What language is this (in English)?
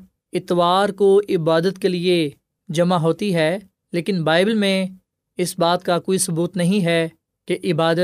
Urdu